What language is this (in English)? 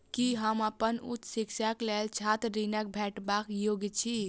Maithili